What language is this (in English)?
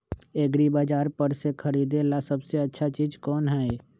Magahi